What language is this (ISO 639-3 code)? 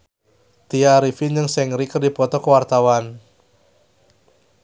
sun